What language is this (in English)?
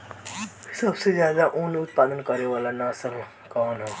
Bhojpuri